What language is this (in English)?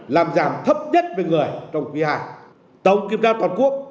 Vietnamese